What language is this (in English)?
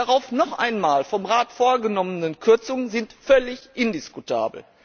German